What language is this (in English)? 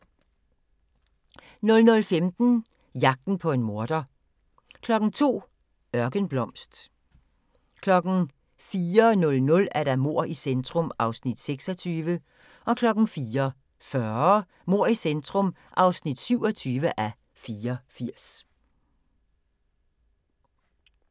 Danish